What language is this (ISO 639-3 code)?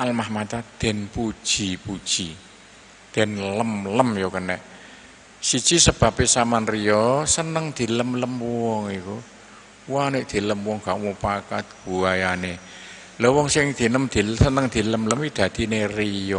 ind